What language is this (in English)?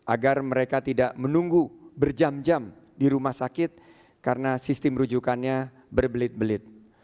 Indonesian